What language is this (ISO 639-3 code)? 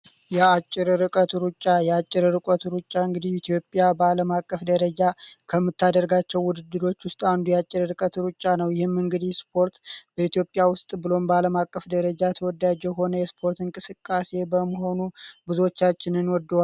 amh